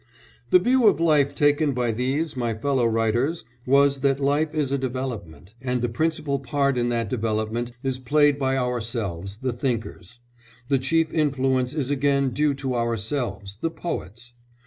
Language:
English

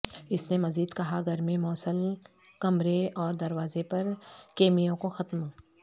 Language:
Urdu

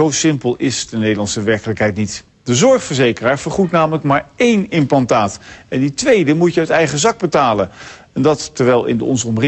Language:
Dutch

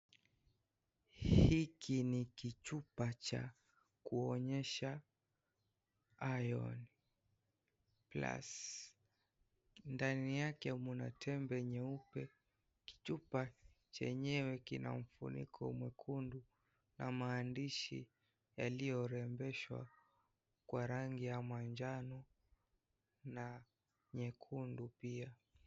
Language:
Swahili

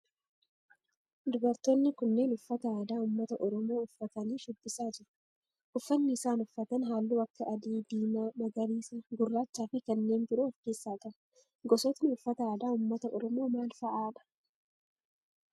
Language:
Oromo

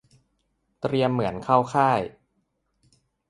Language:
Thai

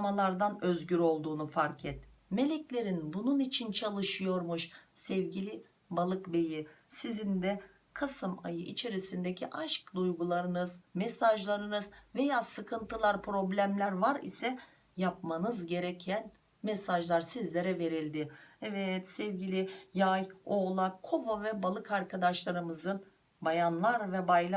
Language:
Turkish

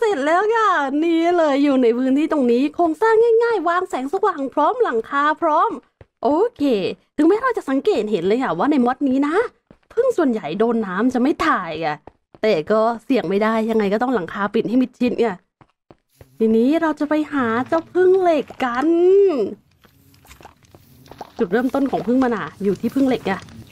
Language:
Thai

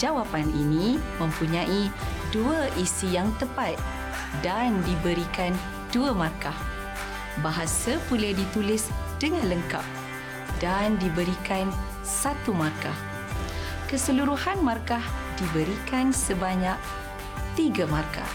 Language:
Malay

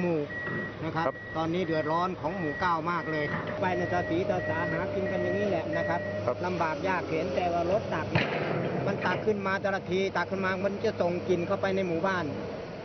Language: Thai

